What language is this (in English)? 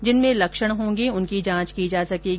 Hindi